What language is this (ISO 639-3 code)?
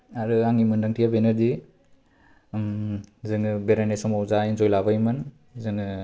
brx